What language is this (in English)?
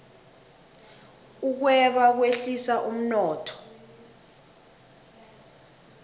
South Ndebele